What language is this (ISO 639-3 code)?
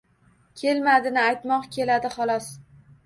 uzb